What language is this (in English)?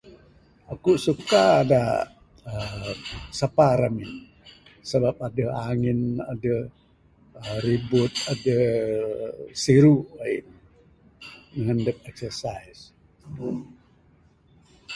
Bukar-Sadung Bidayuh